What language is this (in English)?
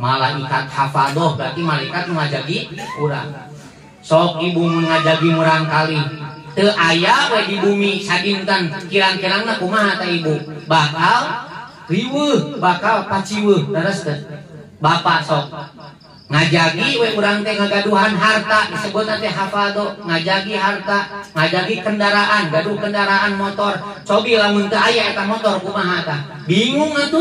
Indonesian